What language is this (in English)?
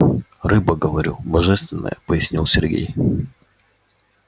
Russian